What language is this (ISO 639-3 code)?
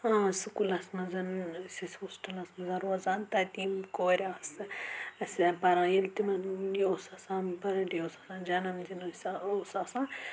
kas